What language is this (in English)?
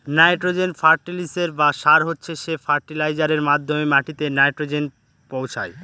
Bangla